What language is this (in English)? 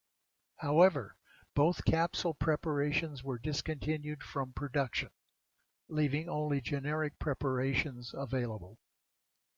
English